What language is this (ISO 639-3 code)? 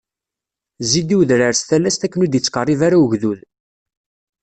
kab